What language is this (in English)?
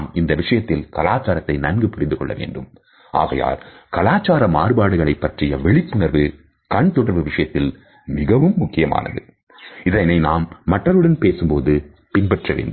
Tamil